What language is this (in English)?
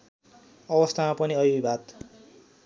Nepali